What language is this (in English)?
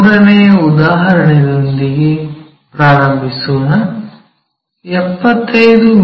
Kannada